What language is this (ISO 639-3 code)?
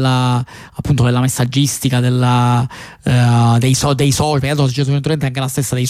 ita